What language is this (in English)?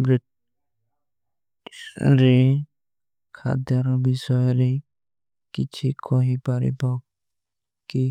Kui (India)